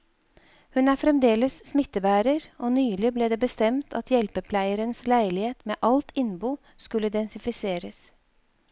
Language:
Norwegian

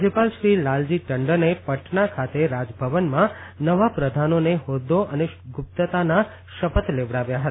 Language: Gujarati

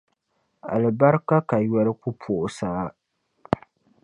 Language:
Dagbani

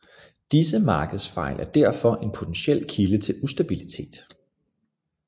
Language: Danish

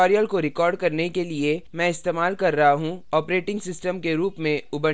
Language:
Hindi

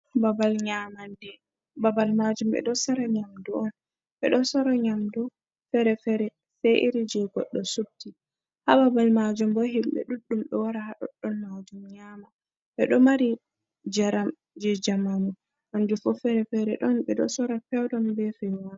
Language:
Fula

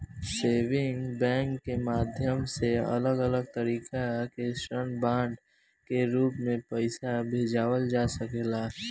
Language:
Bhojpuri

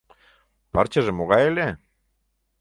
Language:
Mari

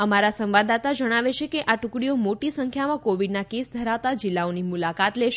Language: Gujarati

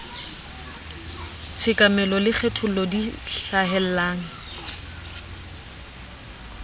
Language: Southern Sotho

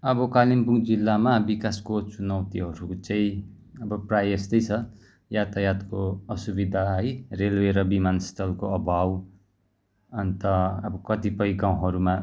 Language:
Nepali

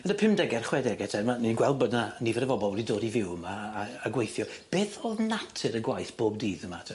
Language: Welsh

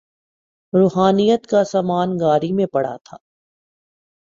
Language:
Urdu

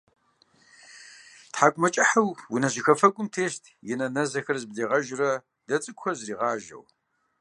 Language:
Kabardian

